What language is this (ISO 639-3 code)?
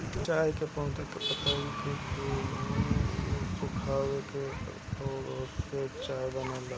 bho